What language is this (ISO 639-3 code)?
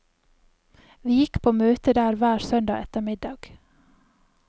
nor